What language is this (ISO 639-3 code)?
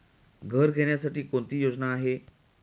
mar